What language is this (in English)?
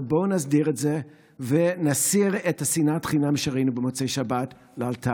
Hebrew